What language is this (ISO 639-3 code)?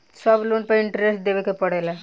bho